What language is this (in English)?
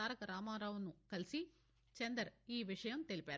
Telugu